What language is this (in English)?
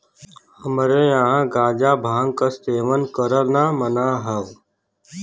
Bhojpuri